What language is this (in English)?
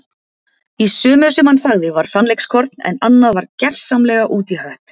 Icelandic